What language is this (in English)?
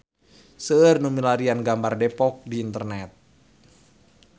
Sundanese